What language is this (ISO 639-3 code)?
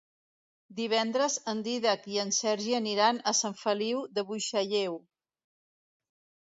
cat